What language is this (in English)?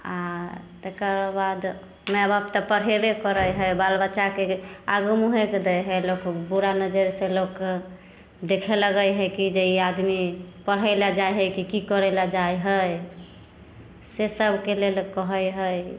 Maithili